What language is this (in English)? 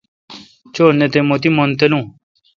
Kalkoti